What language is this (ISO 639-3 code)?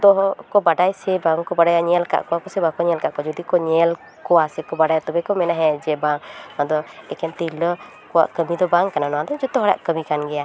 sat